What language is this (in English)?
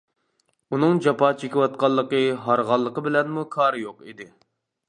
Uyghur